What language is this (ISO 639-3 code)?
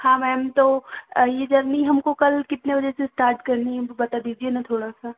hin